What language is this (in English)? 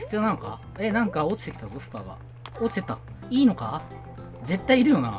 Japanese